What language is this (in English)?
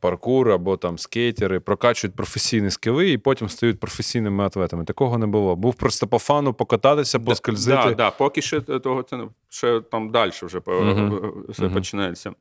Ukrainian